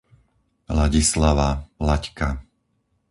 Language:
Slovak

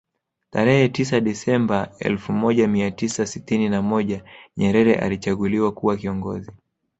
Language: Swahili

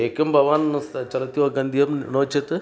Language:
Sanskrit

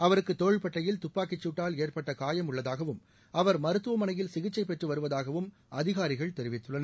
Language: Tamil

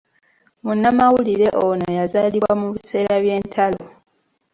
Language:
Ganda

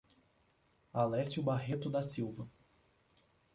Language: Portuguese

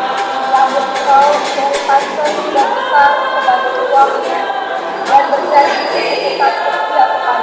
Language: Indonesian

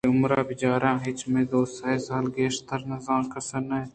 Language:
Eastern Balochi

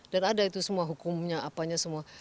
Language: Indonesian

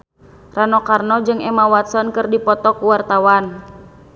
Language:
Sundanese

